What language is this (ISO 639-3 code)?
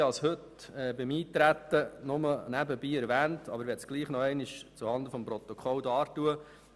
gsw